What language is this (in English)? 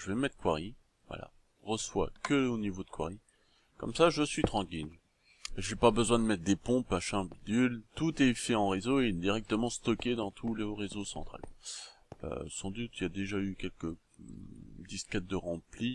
French